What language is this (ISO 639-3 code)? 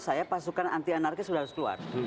ind